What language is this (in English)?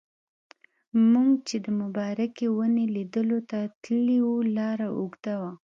Pashto